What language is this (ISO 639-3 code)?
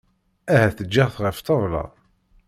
kab